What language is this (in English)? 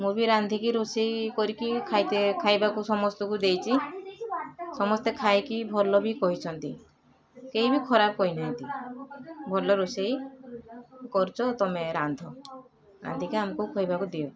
Odia